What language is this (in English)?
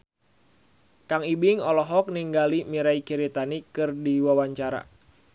Sundanese